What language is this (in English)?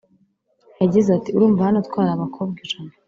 Kinyarwanda